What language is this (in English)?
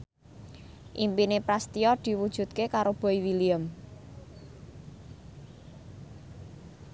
Javanese